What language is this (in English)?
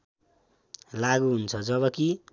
Nepali